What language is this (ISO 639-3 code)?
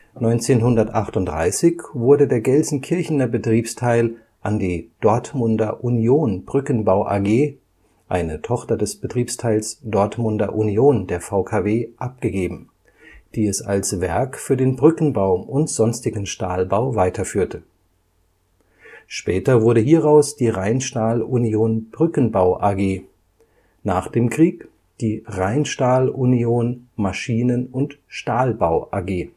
deu